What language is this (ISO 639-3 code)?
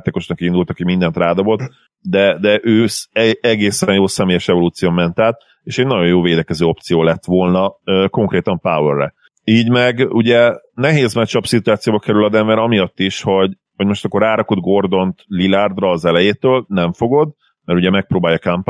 hun